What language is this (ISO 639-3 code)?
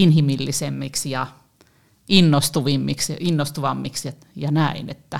fin